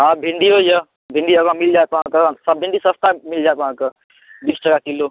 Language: Maithili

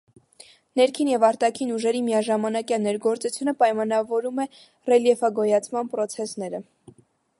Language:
Armenian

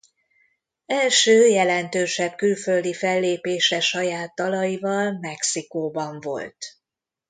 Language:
Hungarian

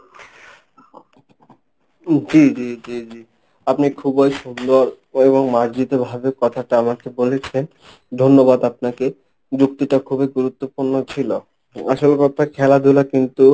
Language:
Bangla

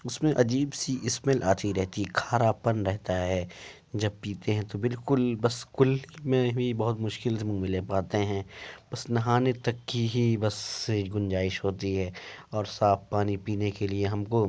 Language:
Urdu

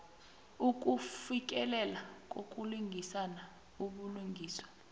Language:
South Ndebele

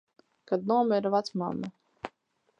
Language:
Latvian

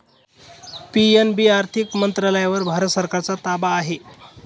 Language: Marathi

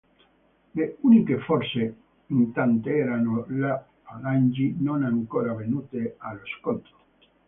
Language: Italian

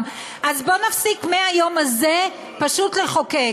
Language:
Hebrew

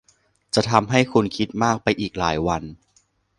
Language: Thai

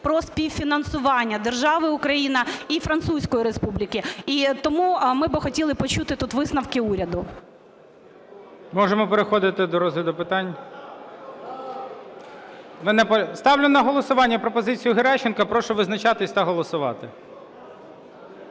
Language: Ukrainian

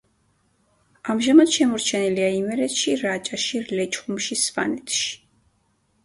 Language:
Georgian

